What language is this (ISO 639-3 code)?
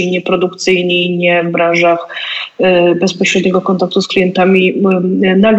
pol